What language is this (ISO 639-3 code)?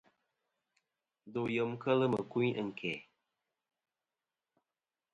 bkm